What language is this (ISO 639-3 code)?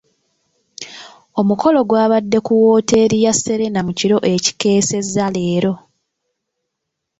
lug